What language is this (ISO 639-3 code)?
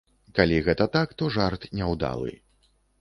bel